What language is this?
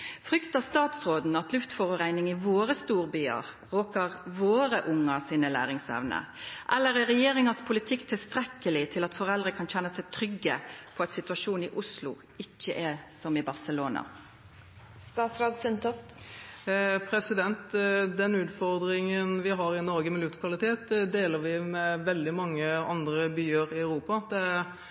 Norwegian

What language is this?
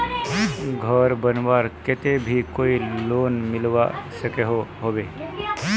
Magahi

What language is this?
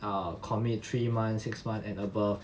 English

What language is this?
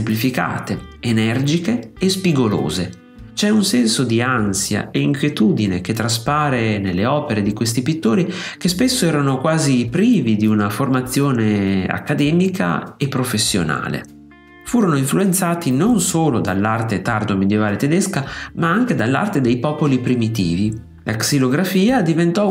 Italian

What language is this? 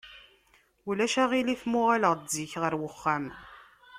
Kabyle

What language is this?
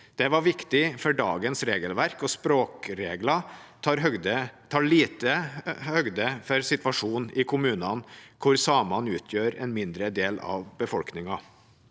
Norwegian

